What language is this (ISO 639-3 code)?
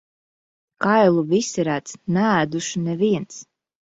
lav